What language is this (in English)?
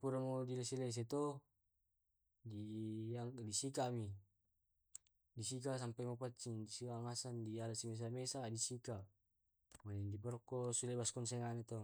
Tae'